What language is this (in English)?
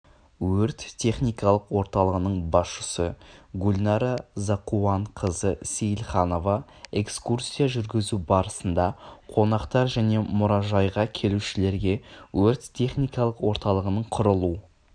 Kazakh